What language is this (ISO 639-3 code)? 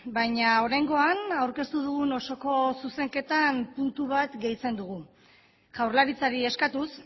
eus